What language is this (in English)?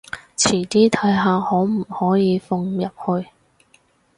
Cantonese